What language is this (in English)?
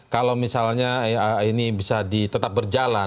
Indonesian